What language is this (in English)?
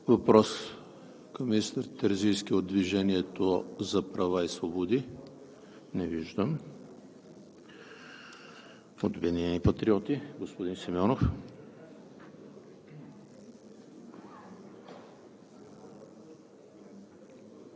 Bulgarian